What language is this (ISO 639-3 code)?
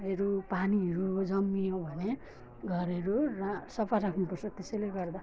nep